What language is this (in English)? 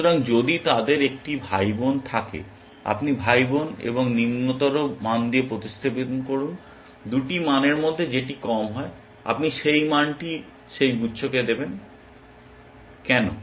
Bangla